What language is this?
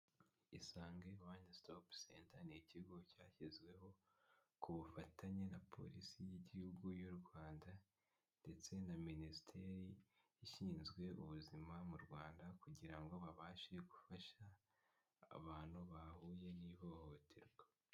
Kinyarwanda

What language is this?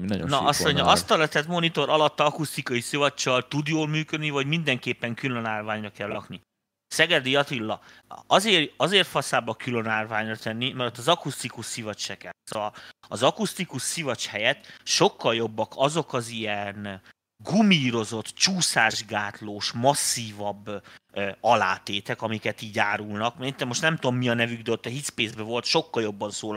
Hungarian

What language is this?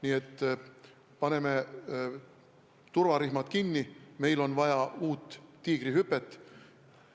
Estonian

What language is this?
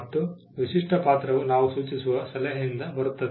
Kannada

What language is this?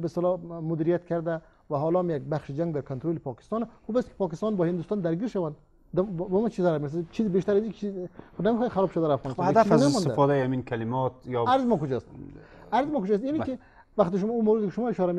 Persian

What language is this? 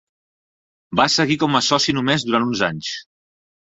Catalan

